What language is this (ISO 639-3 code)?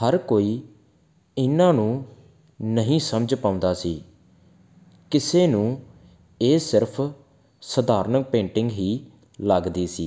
pan